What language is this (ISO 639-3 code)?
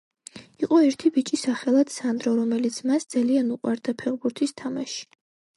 kat